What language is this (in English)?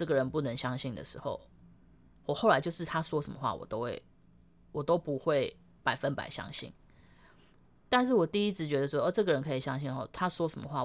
Chinese